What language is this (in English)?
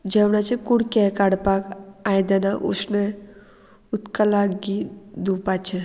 Konkani